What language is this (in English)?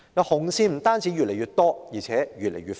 Cantonese